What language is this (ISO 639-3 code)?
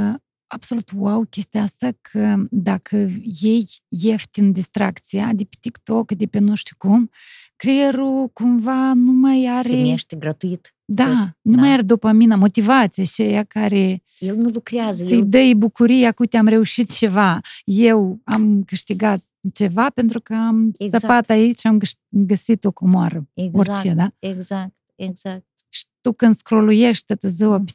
ron